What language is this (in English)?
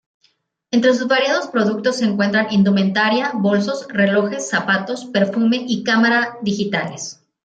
Spanish